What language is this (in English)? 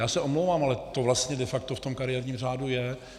Czech